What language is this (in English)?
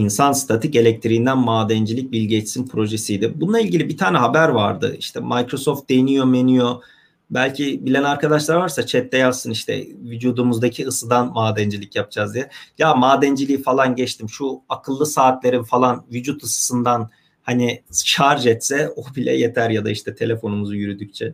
Turkish